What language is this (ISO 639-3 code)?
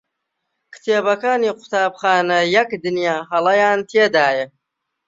ckb